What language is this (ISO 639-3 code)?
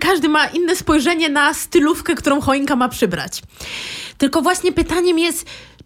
pol